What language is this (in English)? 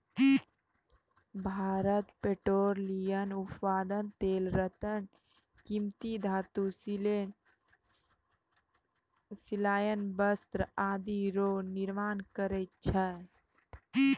Maithili